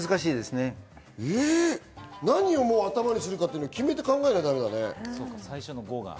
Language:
Japanese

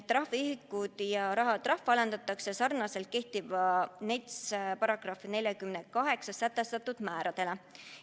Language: Estonian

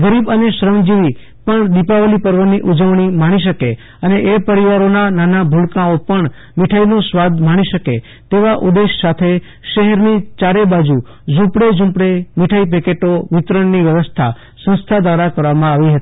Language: Gujarati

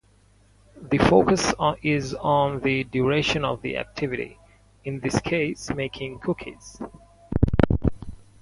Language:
English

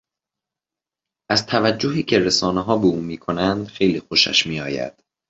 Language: Persian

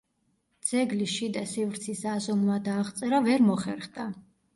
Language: Georgian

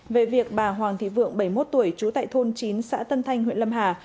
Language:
Vietnamese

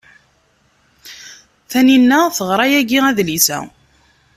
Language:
Kabyle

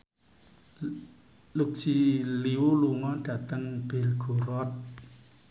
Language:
Javanese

